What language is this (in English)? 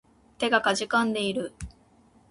Japanese